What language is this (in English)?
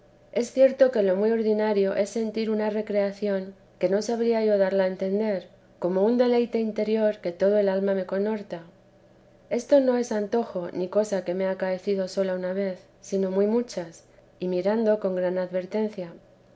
Spanish